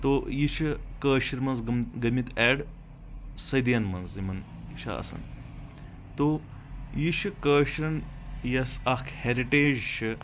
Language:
Kashmiri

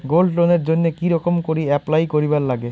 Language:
Bangla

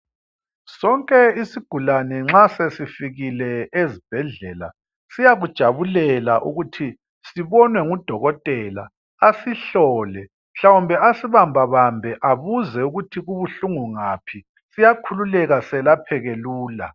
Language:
North Ndebele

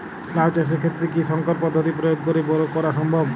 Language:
Bangla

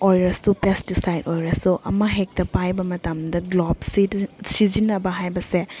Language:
Manipuri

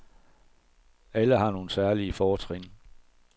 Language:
Danish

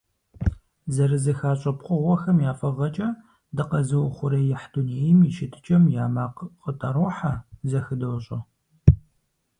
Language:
Kabardian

